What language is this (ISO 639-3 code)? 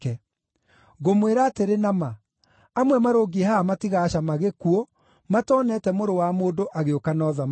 kik